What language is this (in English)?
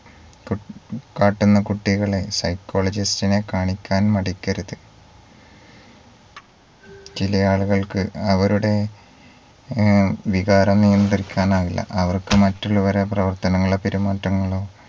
Malayalam